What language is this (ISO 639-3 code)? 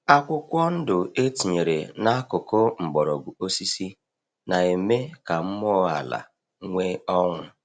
ibo